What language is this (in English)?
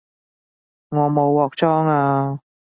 Cantonese